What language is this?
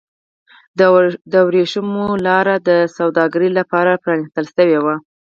Pashto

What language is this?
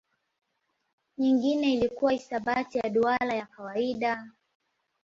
Swahili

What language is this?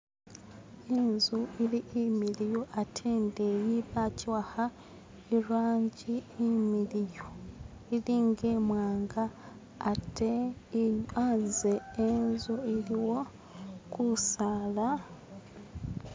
Masaaba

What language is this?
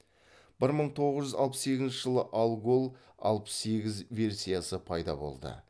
Kazakh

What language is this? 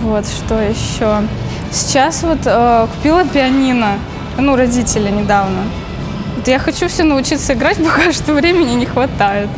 Russian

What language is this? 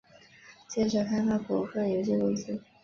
Chinese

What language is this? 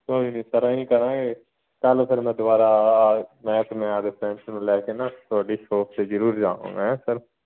Punjabi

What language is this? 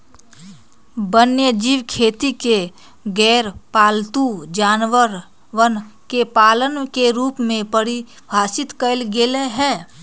Magahi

